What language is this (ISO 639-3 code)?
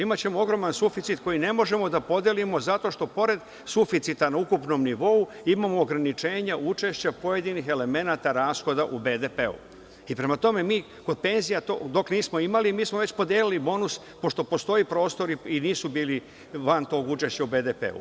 srp